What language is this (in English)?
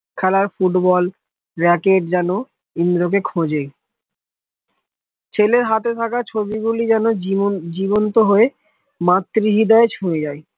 Bangla